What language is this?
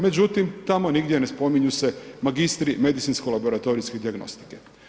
Croatian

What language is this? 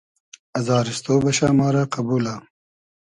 Hazaragi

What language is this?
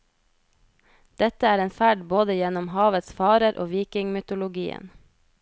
Norwegian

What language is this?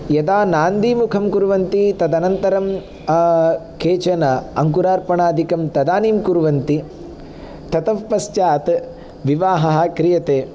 Sanskrit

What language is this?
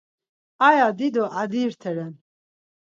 Laz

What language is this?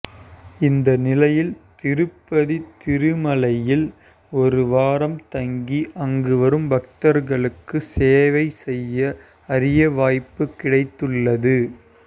Tamil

